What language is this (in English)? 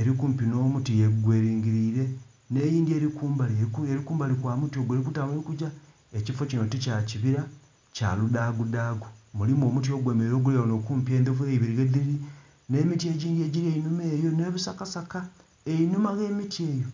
Soga